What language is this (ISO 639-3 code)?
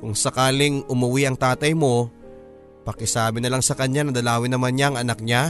fil